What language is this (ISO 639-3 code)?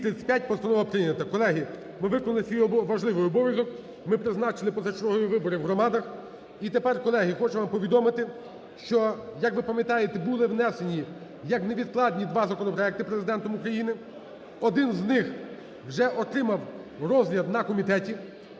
ukr